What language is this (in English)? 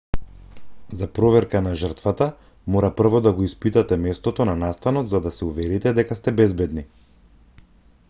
Macedonian